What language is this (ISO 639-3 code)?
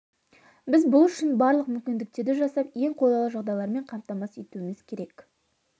kaz